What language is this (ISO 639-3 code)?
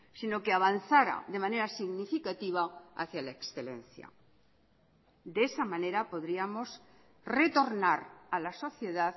spa